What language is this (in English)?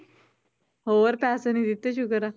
Punjabi